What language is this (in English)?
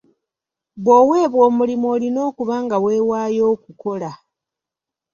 Ganda